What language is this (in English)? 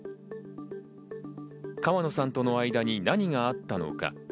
Japanese